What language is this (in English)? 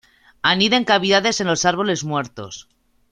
Spanish